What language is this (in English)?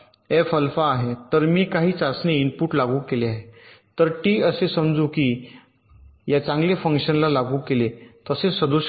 Marathi